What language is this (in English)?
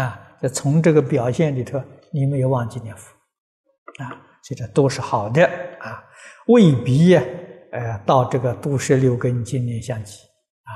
Chinese